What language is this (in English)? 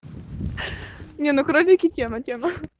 Russian